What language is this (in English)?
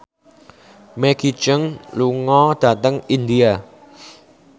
Javanese